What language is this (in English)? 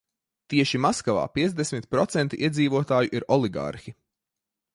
Latvian